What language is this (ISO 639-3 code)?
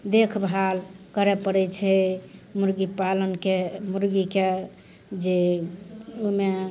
mai